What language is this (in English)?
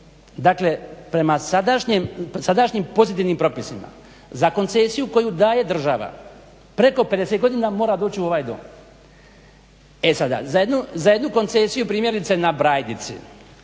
Croatian